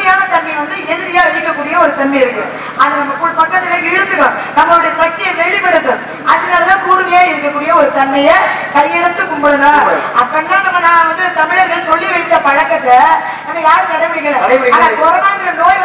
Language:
Thai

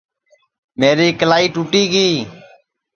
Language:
Sansi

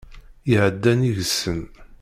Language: Kabyle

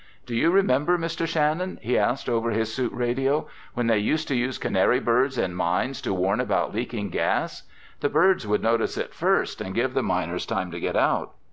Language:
English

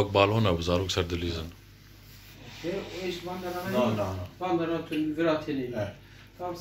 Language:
Turkish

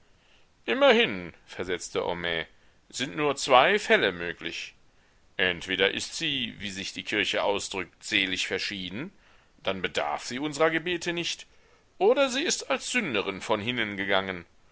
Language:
German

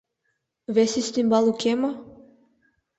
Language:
Mari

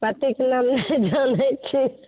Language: Maithili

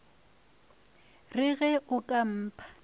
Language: Northern Sotho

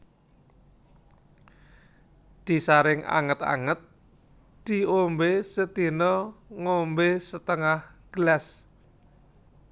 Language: Javanese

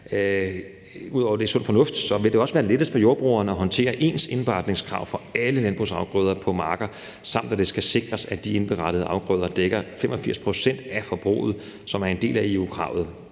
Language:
Danish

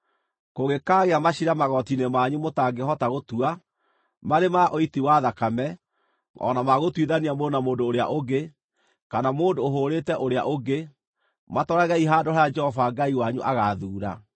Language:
Kikuyu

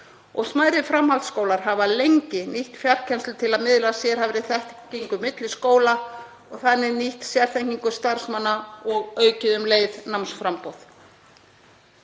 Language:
Icelandic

